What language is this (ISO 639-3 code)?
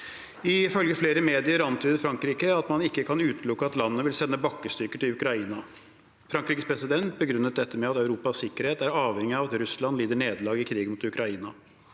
nor